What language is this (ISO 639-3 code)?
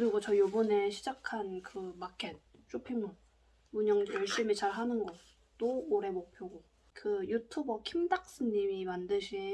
kor